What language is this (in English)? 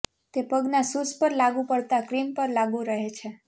Gujarati